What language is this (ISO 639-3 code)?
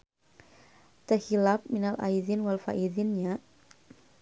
sun